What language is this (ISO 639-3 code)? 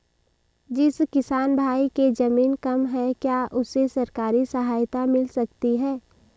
hin